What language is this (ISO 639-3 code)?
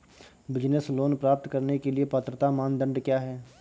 hin